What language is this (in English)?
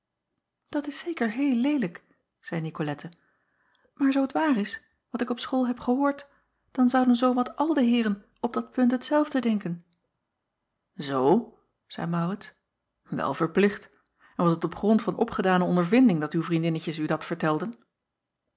Dutch